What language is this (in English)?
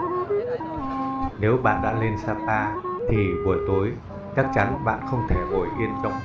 Vietnamese